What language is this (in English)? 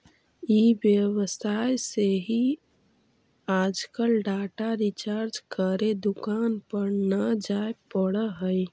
Magahi